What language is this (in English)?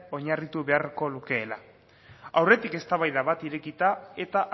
Basque